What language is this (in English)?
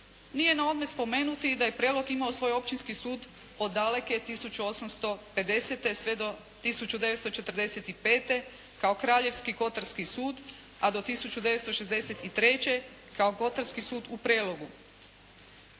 Croatian